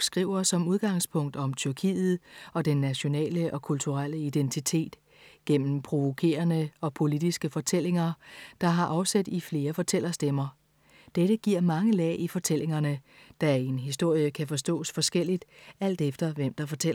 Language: Danish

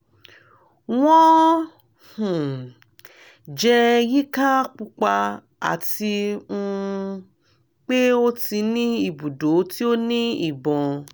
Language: Yoruba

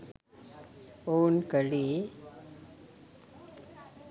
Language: Sinhala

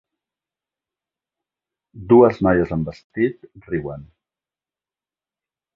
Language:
Catalan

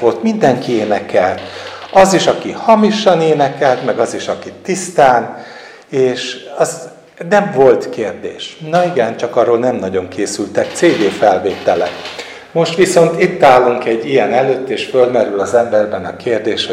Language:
Hungarian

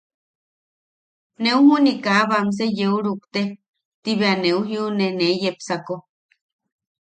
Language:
Yaqui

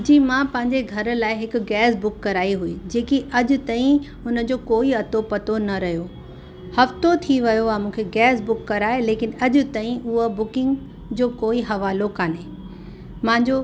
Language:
Sindhi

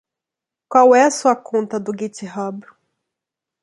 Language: Portuguese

